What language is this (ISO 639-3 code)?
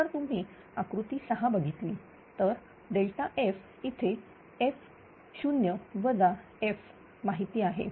mar